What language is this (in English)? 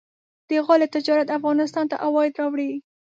Pashto